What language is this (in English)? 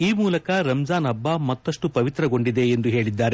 Kannada